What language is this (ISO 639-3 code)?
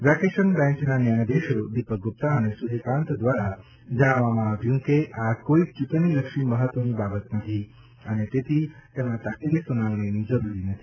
guj